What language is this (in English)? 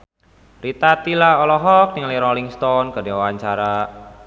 Sundanese